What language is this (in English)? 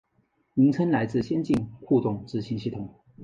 Chinese